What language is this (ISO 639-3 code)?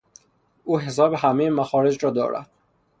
fas